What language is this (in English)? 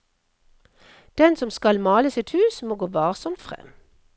Norwegian